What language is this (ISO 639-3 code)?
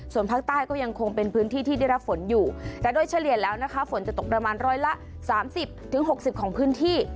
tha